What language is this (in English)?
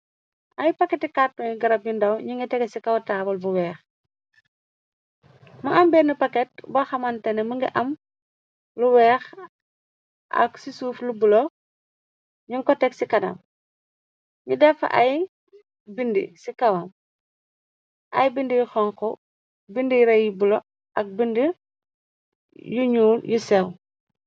Wolof